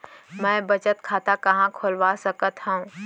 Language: Chhattisgarhi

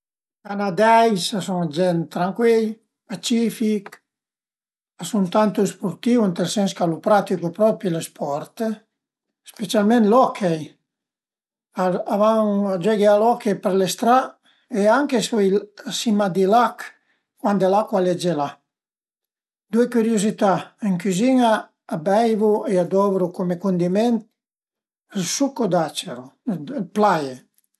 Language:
Piedmontese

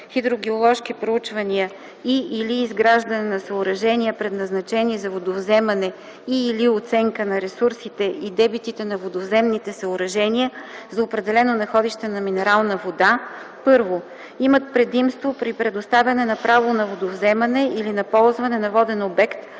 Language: Bulgarian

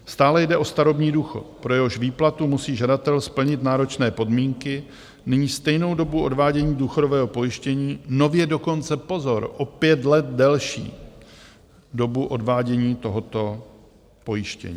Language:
Czech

